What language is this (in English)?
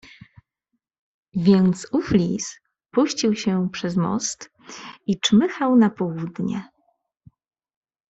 Polish